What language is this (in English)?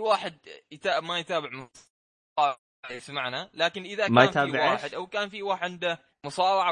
Arabic